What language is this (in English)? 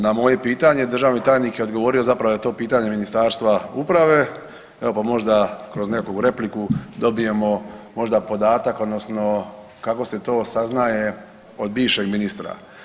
Croatian